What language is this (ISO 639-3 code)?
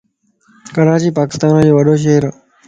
lss